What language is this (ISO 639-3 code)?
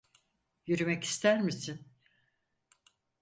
tur